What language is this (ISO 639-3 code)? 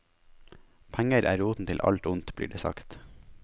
nor